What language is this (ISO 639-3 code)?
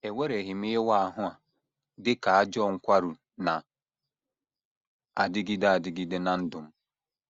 ibo